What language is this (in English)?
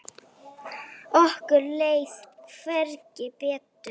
Icelandic